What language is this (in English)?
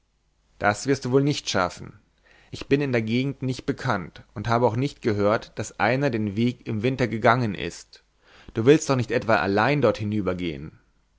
German